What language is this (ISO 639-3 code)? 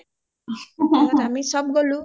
asm